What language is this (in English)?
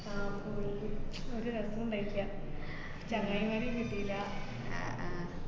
Malayalam